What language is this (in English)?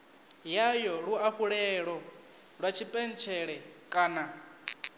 Venda